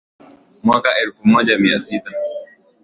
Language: Swahili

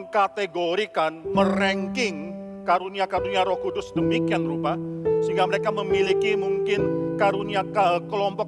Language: Indonesian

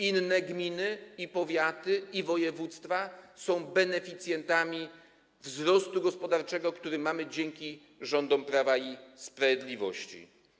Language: Polish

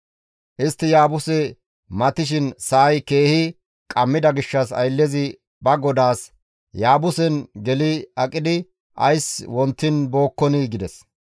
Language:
Gamo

